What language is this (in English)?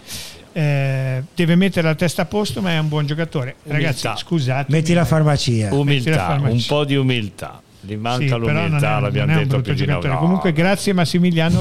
Italian